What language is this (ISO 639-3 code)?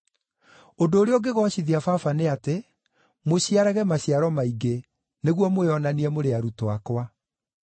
kik